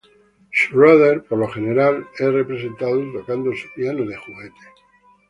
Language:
Spanish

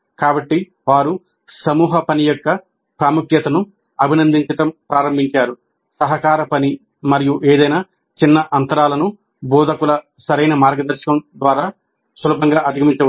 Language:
Telugu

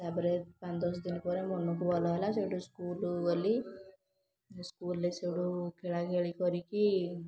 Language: Odia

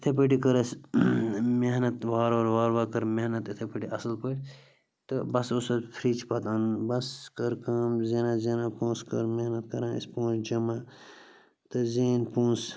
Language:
Kashmiri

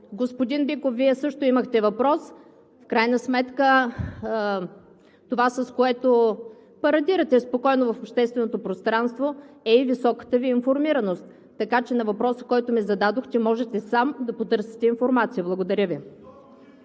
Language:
Bulgarian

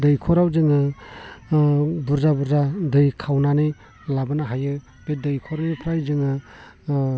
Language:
Bodo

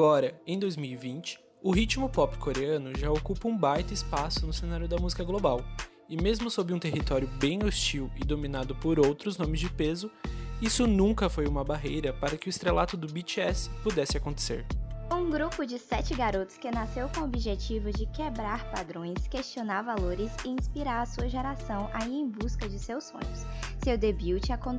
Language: Portuguese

